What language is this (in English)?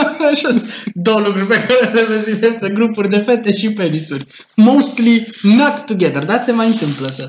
Romanian